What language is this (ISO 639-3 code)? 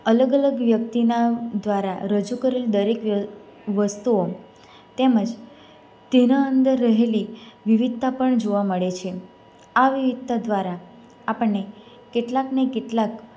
guj